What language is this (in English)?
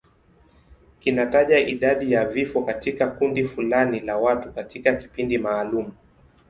Swahili